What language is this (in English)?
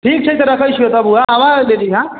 Maithili